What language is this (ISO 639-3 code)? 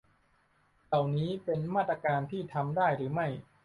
tha